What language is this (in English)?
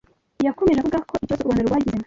Kinyarwanda